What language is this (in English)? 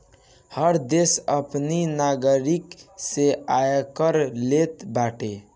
Bhojpuri